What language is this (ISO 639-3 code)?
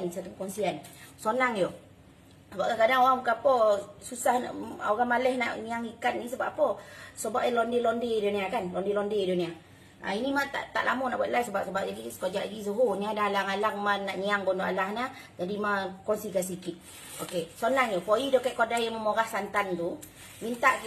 msa